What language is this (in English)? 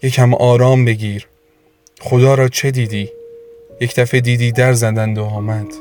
Persian